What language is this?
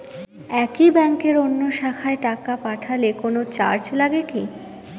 Bangla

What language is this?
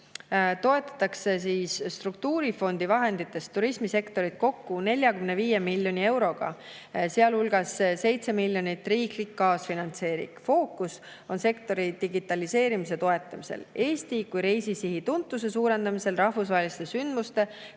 Estonian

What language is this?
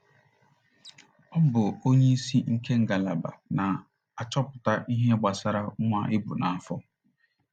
Igbo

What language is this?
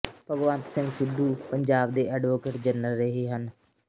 Punjabi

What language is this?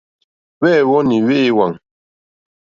Mokpwe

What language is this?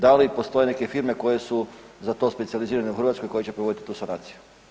Croatian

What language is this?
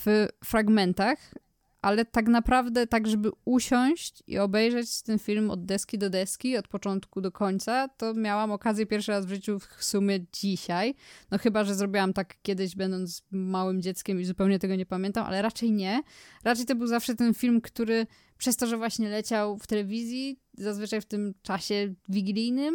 Polish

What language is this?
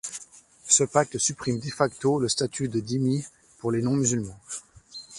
French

